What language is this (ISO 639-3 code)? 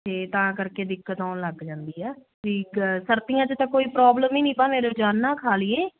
pan